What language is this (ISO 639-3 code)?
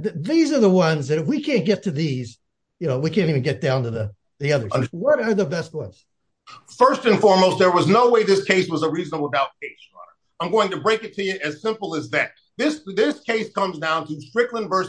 eng